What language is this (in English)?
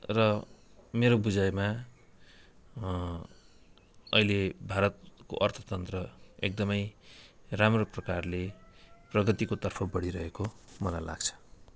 Nepali